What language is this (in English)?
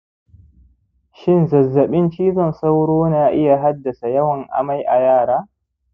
Hausa